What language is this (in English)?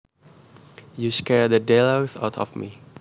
Javanese